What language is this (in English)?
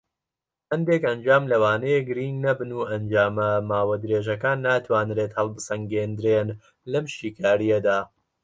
Central Kurdish